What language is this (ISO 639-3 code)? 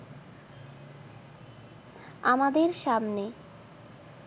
ben